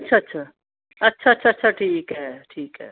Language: Punjabi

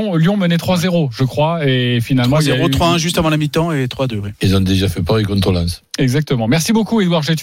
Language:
French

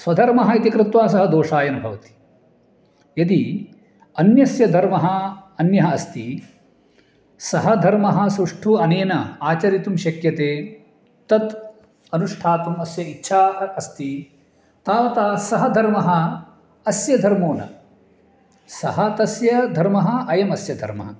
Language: Sanskrit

